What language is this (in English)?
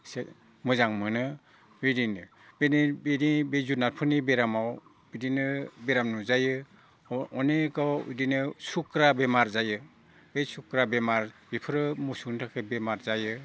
Bodo